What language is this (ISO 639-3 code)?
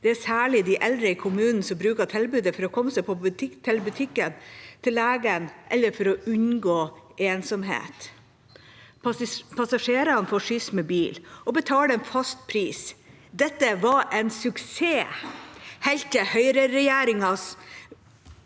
nor